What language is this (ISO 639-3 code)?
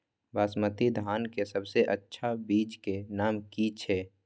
mai